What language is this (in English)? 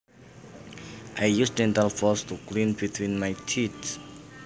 Javanese